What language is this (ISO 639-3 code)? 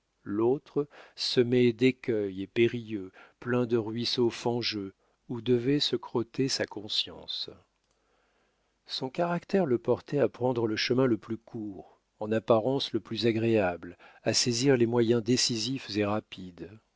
fra